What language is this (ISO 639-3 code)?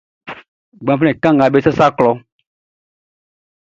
bci